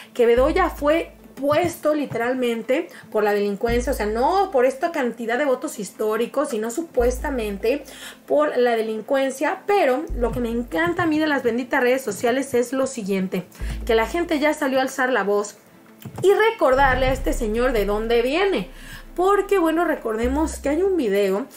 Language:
Spanish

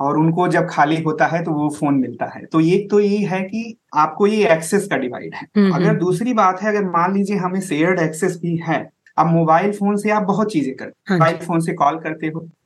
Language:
Hindi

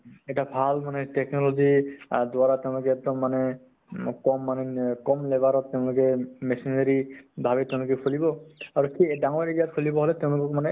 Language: Assamese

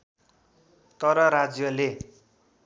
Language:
Nepali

